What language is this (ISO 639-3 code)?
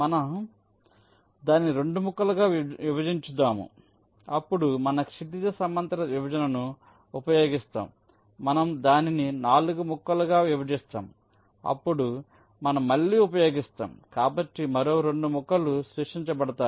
tel